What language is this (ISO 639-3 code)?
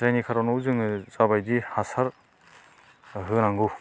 brx